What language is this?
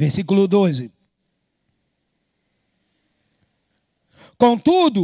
Portuguese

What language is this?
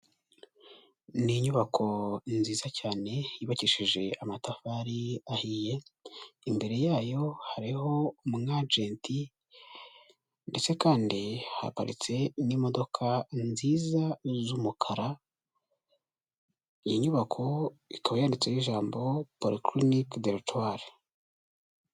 Kinyarwanda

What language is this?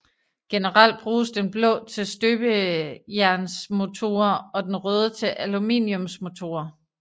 Danish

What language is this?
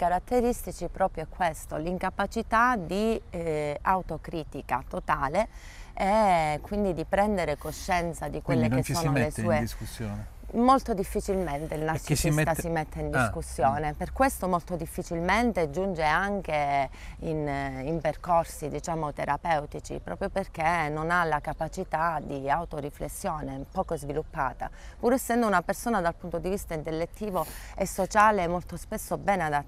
Italian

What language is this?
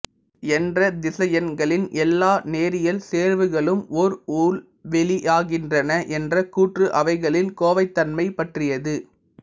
Tamil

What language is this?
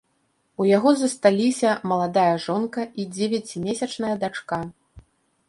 Belarusian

